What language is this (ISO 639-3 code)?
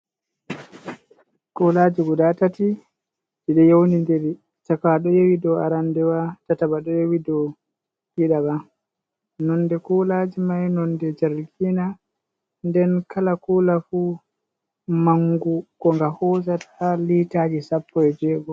ful